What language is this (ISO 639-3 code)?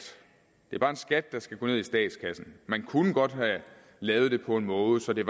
dan